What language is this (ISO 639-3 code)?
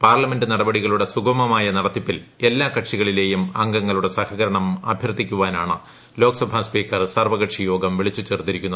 mal